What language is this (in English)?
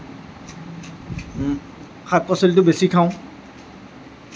Assamese